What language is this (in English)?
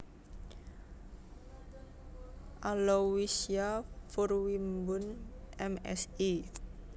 Javanese